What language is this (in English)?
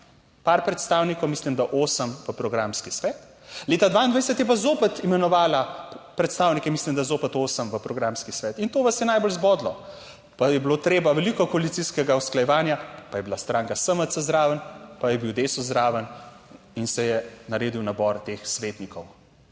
Slovenian